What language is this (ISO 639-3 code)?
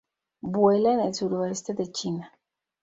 spa